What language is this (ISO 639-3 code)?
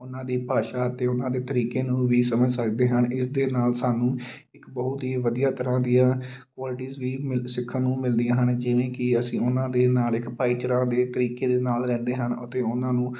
pan